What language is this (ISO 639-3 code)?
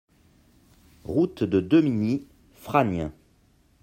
fra